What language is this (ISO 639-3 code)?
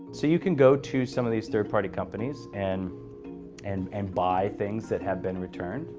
eng